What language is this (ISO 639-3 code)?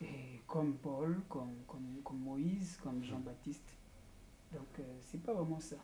fra